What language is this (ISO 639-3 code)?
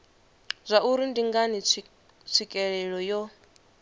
ven